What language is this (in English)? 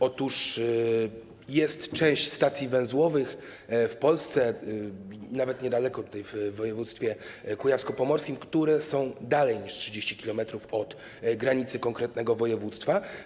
Polish